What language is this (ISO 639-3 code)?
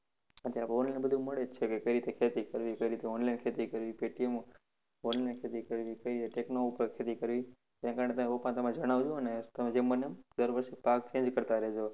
guj